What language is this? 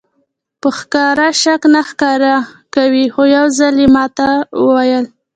Pashto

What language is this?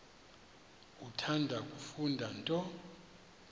Xhosa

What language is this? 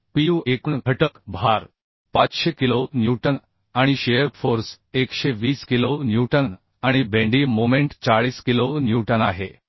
Marathi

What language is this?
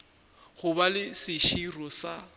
Northern Sotho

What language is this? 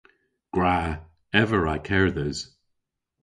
Cornish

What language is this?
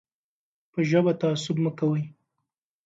Pashto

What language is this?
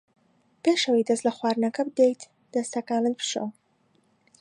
Central Kurdish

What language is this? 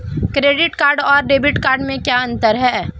Hindi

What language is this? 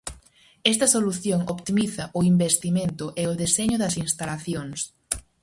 Galician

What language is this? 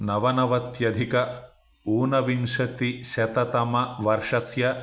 Sanskrit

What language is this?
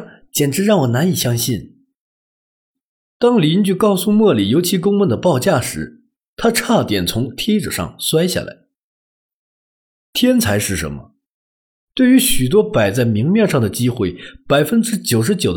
Chinese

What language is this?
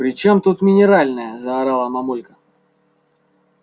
Russian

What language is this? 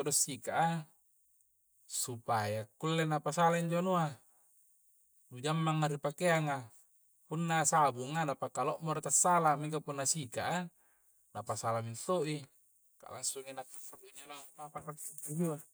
Coastal Konjo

